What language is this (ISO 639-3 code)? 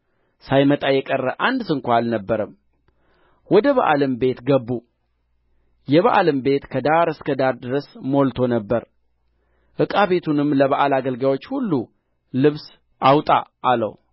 amh